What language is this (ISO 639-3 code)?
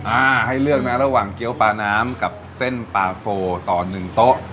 tha